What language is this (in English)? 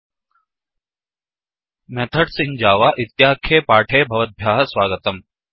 Sanskrit